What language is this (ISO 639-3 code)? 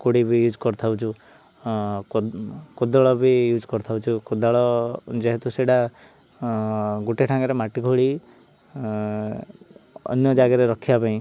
ori